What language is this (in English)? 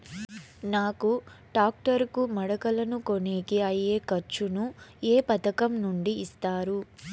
Telugu